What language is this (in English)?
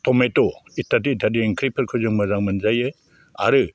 Bodo